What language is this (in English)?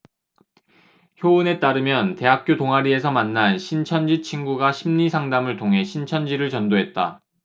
Korean